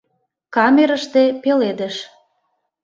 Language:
Mari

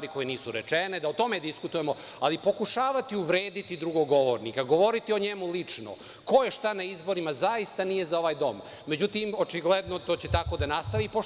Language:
Serbian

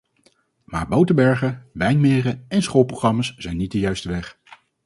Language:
Dutch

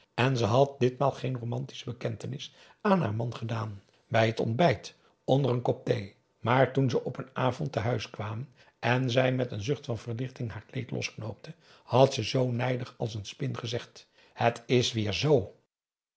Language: Dutch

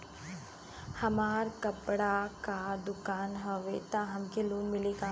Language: Bhojpuri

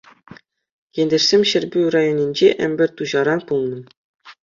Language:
Chuvash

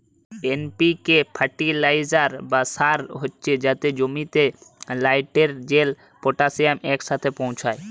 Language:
Bangla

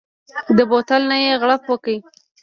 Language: Pashto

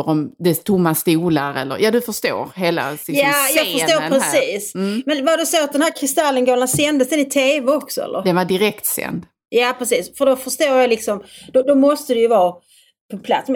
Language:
Swedish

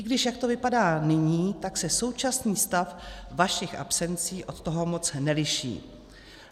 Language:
Czech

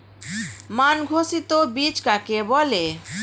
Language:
Bangla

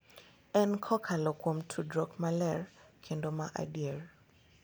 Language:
Luo (Kenya and Tanzania)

